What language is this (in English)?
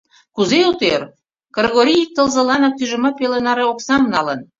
Mari